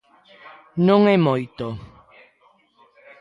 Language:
Galician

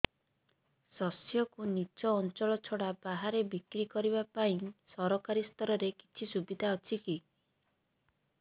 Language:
Odia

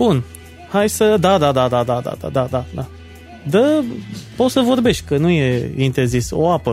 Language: Romanian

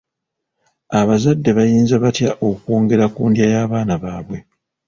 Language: Ganda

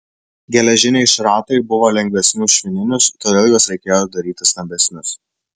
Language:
Lithuanian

